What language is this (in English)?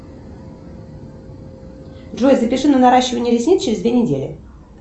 Russian